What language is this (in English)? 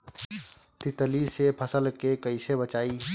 Bhojpuri